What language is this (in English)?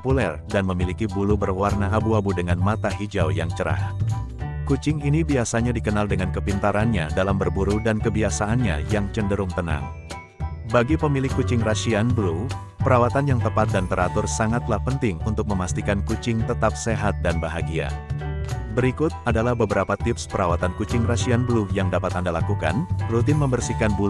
Indonesian